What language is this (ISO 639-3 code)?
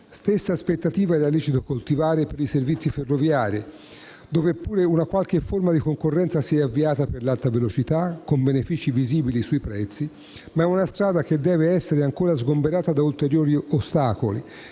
ita